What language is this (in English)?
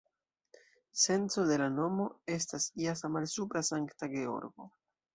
Esperanto